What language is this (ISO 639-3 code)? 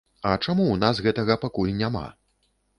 bel